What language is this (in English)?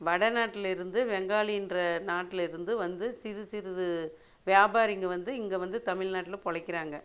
Tamil